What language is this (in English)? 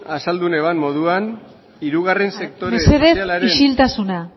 Basque